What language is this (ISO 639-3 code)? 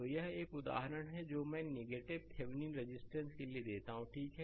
hin